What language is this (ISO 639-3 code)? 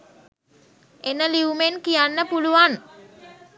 sin